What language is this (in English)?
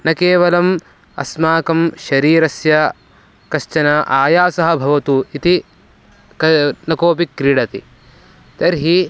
Sanskrit